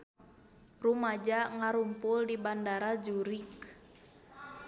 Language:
Sundanese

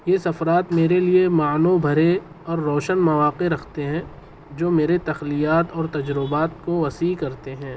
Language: Urdu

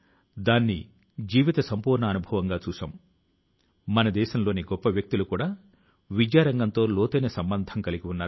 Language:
Telugu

